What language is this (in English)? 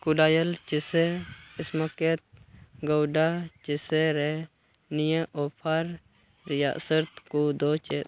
Santali